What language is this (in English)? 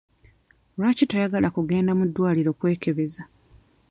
Ganda